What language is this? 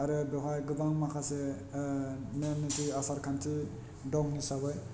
Bodo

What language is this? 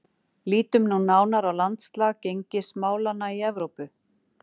Icelandic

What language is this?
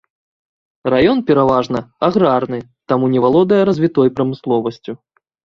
Belarusian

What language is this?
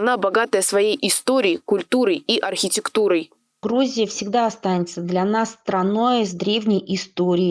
Russian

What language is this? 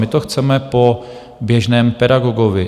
Czech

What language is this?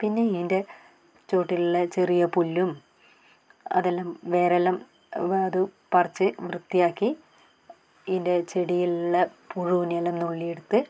Malayalam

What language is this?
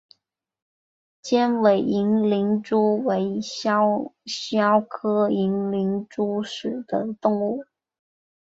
Chinese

